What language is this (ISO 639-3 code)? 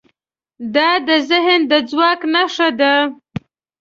pus